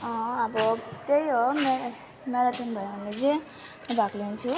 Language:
Nepali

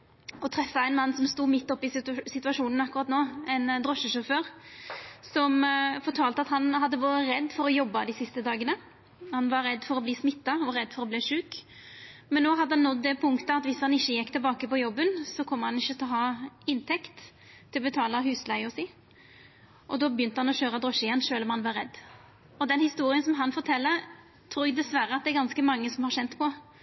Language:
Norwegian Nynorsk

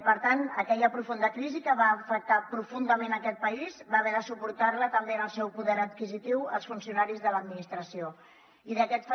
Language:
Catalan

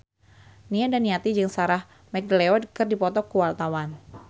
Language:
Sundanese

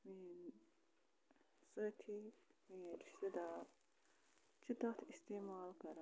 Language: Kashmiri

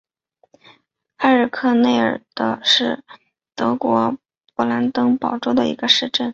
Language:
Chinese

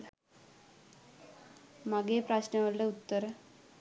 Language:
Sinhala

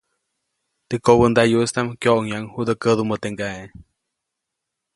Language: Copainalá Zoque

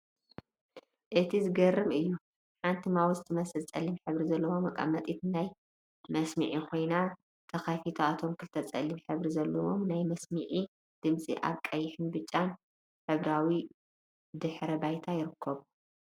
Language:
Tigrinya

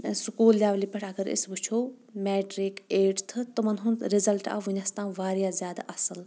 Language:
Kashmiri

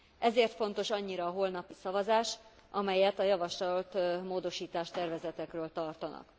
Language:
Hungarian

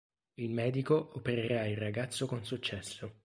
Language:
Italian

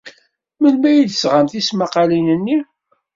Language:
Kabyle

